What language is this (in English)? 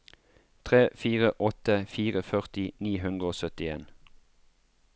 Norwegian